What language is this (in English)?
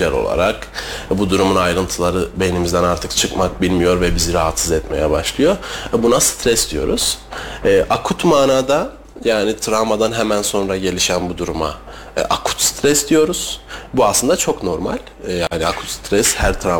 Turkish